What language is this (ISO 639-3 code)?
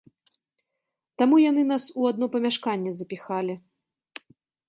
bel